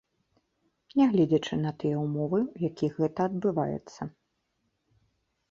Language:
Belarusian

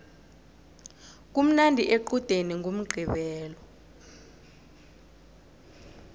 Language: South Ndebele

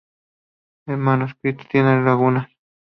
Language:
Spanish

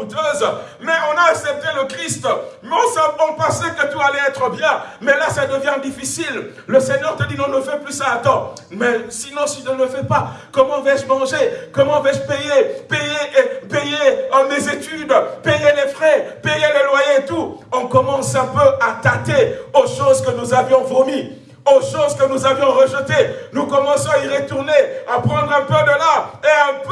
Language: French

